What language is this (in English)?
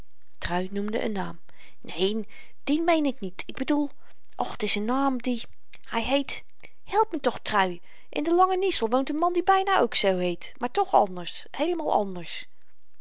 Dutch